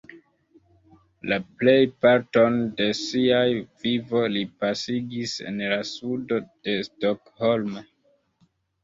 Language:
Esperanto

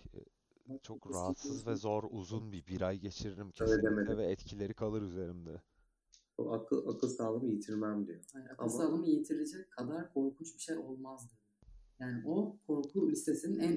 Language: Turkish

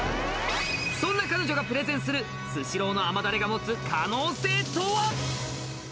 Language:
Japanese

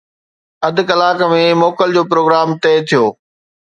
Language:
Sindhi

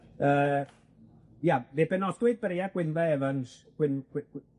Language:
Welsh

